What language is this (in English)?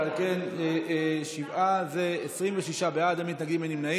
Hebrew